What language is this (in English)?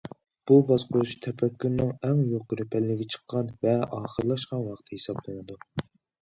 Uyghur